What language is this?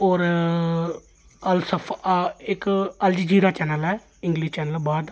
Dogri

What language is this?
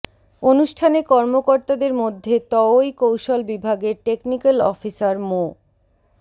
Bangla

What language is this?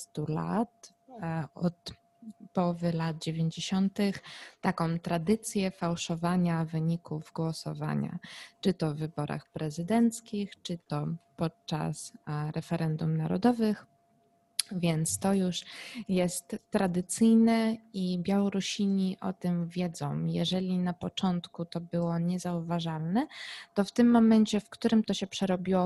Polish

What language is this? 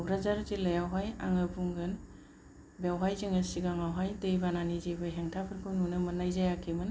Bodo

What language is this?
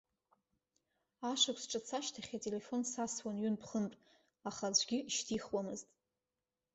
Abkhazian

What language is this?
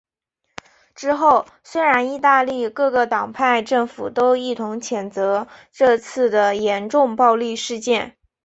Chinese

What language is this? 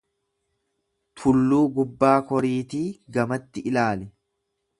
Oromo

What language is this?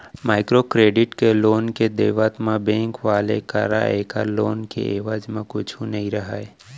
Chhattisgarhi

